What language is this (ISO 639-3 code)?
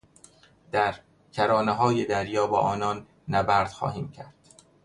fas